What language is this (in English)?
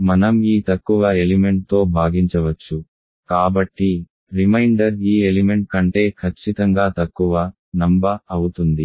Telugu